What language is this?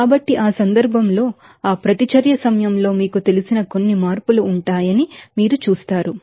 Telugu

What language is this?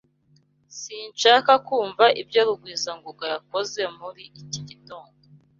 Kinyarwanda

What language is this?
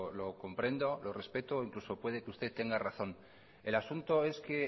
Spanish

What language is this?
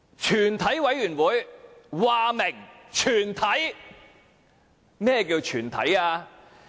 Cantonese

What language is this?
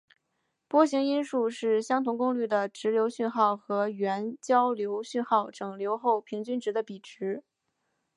Chinese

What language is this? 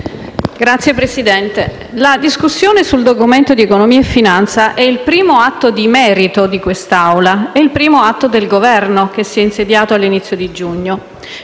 Italian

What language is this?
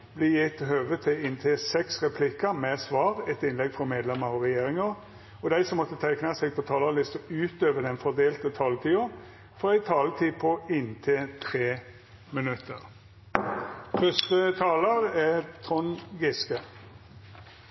Norwegian Nynorsk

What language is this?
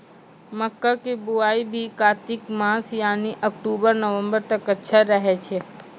Maithili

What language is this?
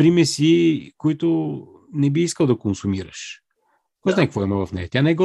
Bulgarian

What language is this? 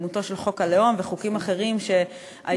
Hebrew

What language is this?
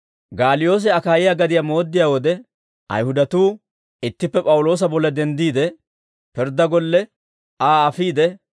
Dawro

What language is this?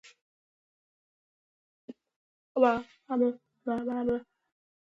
Georgian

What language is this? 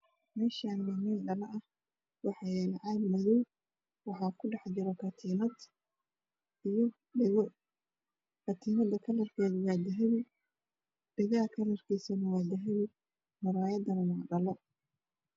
Somali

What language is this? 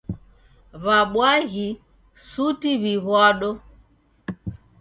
Taita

